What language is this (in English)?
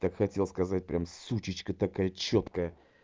Russian